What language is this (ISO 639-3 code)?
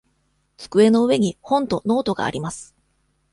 jpn